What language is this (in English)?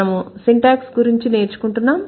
Telugu